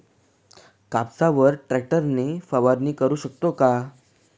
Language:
Marathi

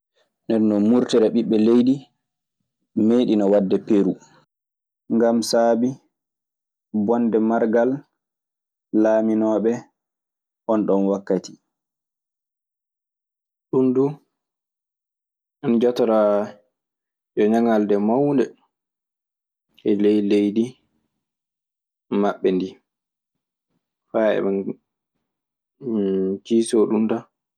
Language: Maasina Fulfulde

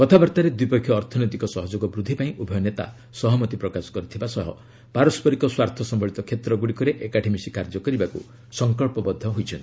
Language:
Odia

